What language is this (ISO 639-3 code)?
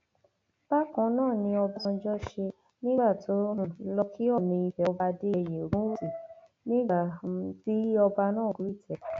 yor